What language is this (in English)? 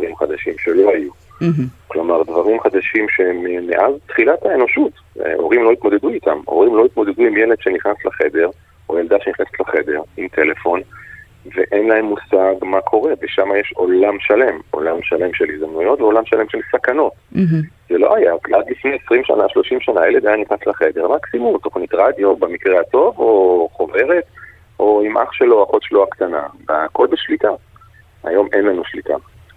Hebrew